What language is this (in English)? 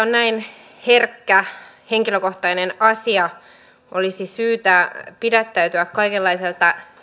Finnish